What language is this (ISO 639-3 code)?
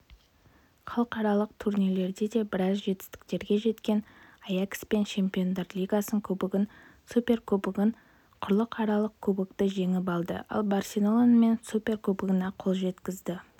kaz